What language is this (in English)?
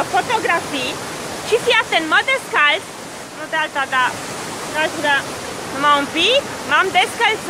Romanian